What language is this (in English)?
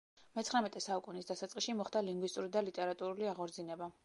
Georgian